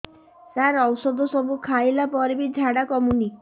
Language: Odia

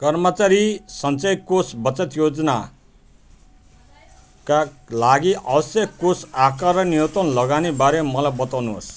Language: Nepali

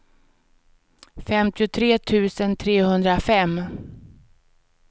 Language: Swedish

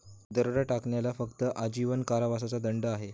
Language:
Marathi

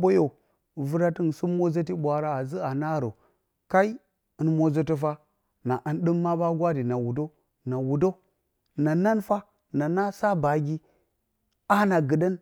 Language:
Bacama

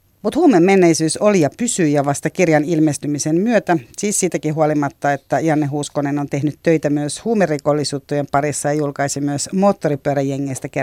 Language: Finnish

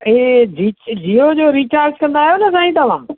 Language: Sindhi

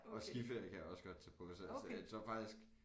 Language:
Danish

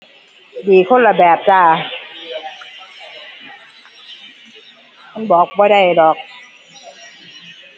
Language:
Thai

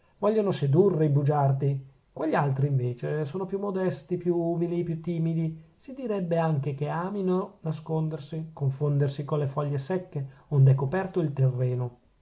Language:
Italian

